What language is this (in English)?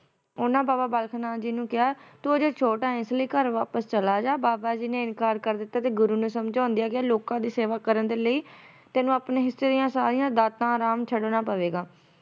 Punjabi